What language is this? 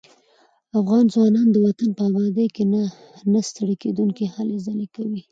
Pashto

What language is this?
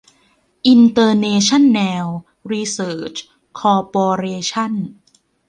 Thai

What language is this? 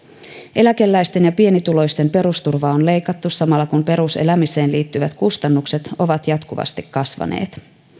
Finnish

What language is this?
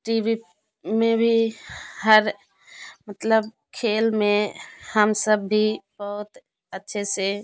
Hindi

